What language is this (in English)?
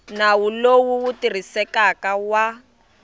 Tsonga